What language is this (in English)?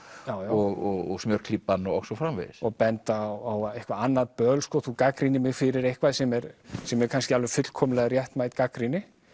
Icelandic